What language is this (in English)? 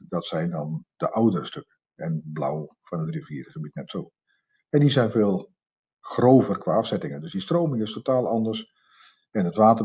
Dutch